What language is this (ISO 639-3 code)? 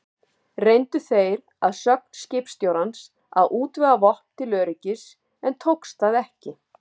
isl